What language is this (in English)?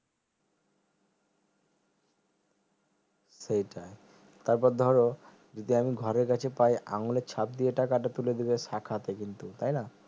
Bangla